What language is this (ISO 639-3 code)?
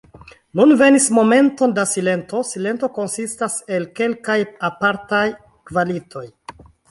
epo